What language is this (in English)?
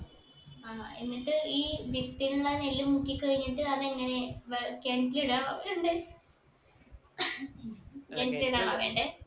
Malayalam